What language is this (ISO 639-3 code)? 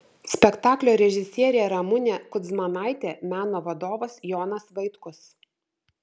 lit